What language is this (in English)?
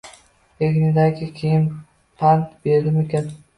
Uzbek